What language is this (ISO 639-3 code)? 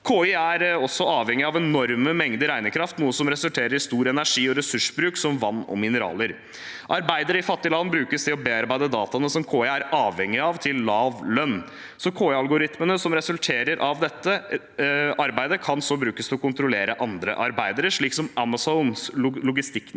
nor